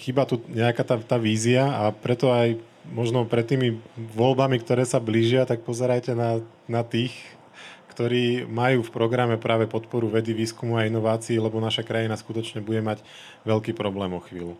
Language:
Slovak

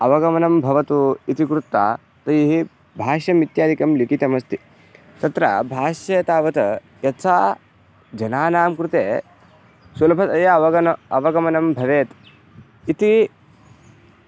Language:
Sanskrit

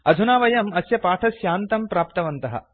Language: Sanskrit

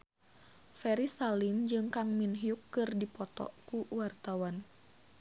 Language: Sundanese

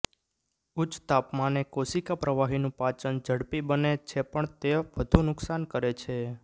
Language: Gujarati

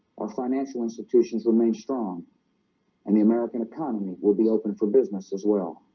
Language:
English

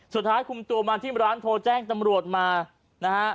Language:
Thai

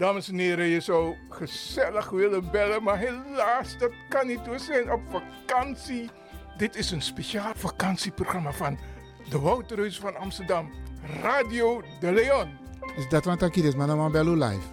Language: Dutch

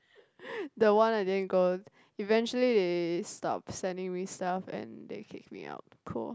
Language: English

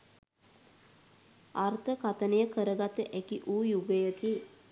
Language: Sinhala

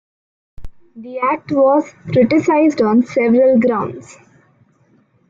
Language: English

